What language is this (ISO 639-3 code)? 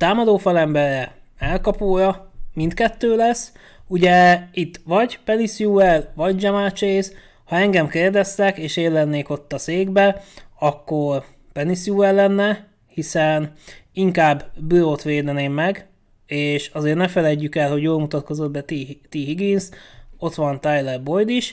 hun